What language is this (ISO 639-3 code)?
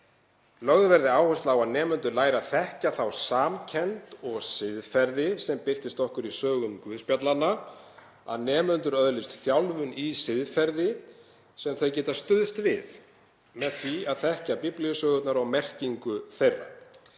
isl